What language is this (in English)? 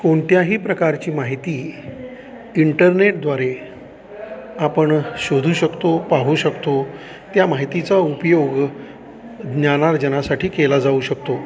Marathi